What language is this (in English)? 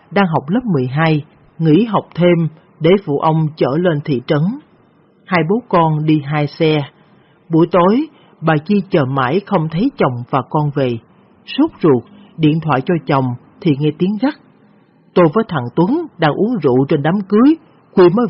Vietnamese